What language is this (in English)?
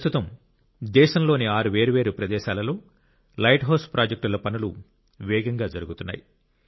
Telugu